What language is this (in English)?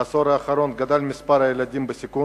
Hebrew